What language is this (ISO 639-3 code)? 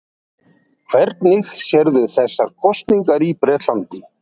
isl